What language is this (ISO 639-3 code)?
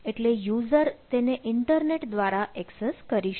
guj